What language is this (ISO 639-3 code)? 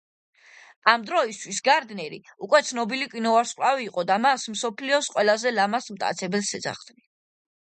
kat